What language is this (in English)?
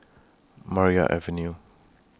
English